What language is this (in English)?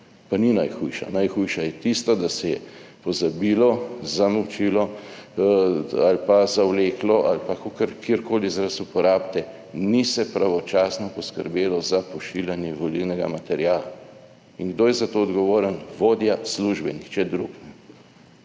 Slovenian